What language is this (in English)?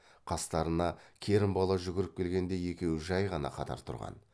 Kazakh